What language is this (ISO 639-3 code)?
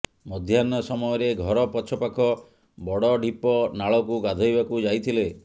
ori